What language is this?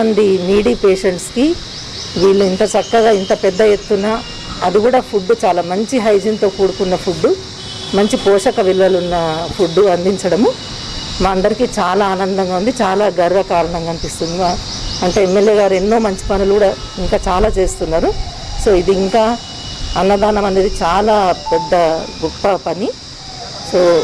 Telugu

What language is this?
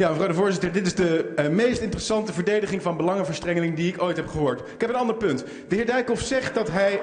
Dutch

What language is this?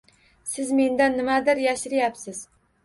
Uzbek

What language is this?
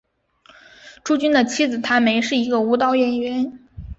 Chinese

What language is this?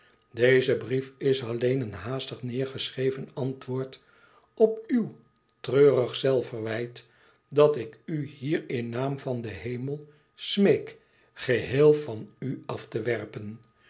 Dutch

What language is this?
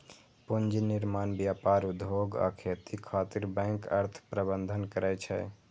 Maithili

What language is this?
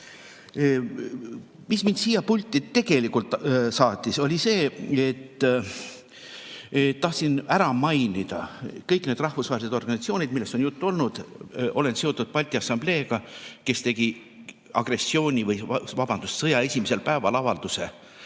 Estonian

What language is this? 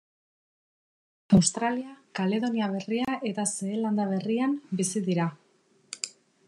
Basque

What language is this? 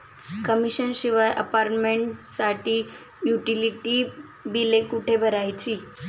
Marathi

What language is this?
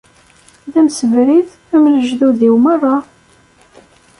Kabyle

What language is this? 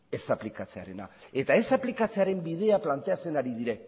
Basque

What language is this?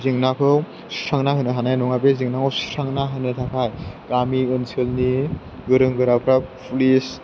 Bodo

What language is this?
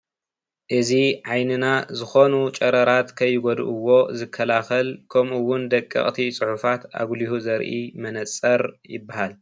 Tigrinya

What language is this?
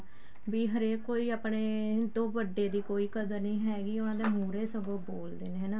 Punjabi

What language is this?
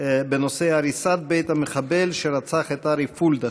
Hebrew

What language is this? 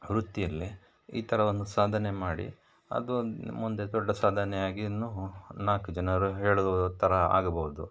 Kannada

